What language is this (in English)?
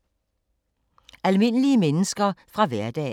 Danish